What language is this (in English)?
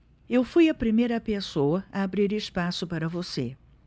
Portuguese